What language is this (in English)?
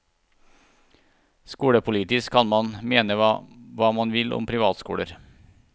Norwegian